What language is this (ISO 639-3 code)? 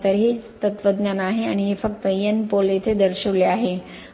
mar